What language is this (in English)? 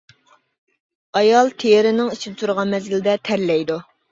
Uyghur